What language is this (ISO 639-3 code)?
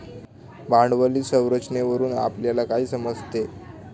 mar